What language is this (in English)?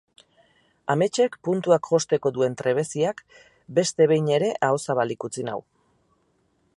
Basque